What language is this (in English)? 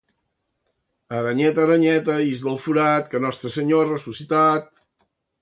Catalan